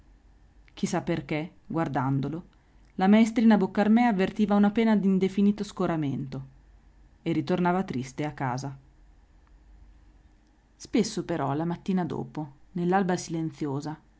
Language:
Italian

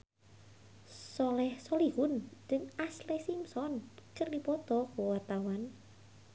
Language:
Sundanese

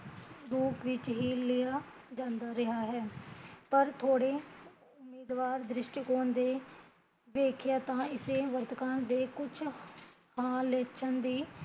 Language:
Punjabi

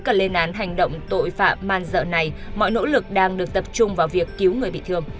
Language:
Vietnamese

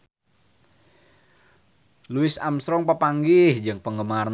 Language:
Sundanese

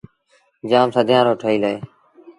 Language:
Sindhi Bhil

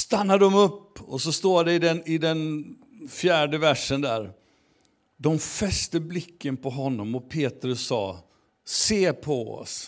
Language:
Swedish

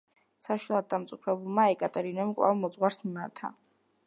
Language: Georgian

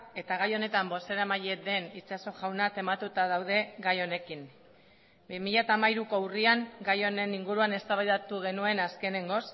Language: Basque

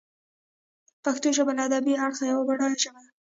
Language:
Pashto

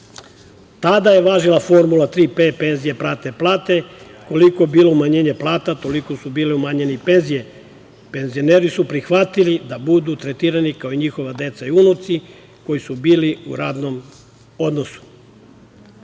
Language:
Serbian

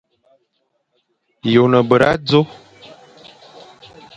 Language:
Fang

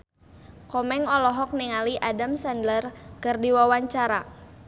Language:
Sundanese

